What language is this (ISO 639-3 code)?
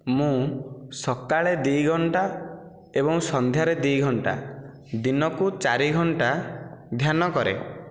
ori